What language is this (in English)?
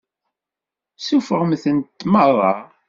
Kabyle